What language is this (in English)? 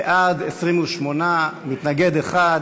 Hebrew